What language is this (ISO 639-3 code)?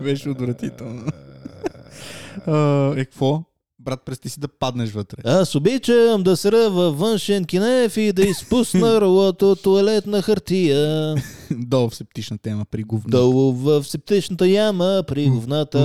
bul